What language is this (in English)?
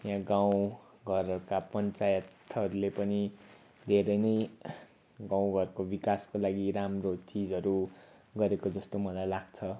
Nepali